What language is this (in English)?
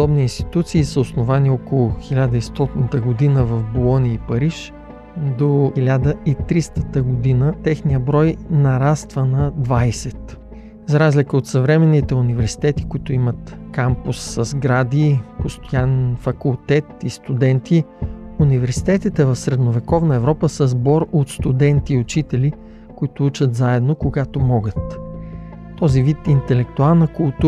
Bulgarian